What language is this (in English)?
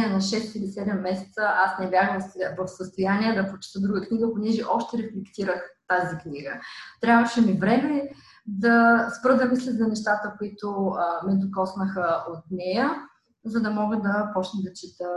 Bulgarian